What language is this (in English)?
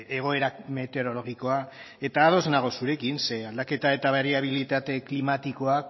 Basque